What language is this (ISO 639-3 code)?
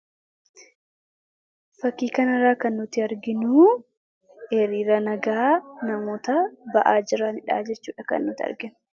orm